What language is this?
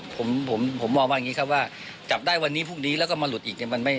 Thai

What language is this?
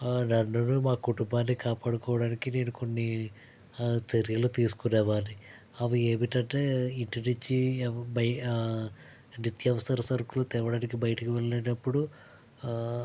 Telugu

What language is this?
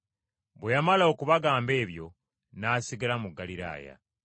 Ganda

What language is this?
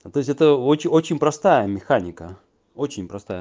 Russian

